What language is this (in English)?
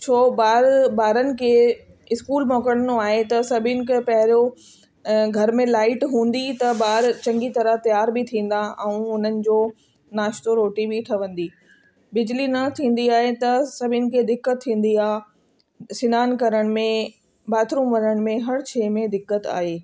Sindhi